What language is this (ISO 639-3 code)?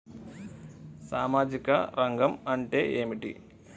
tel